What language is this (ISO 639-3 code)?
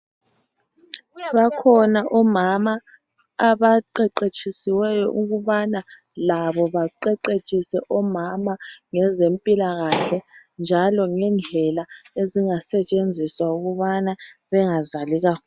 nde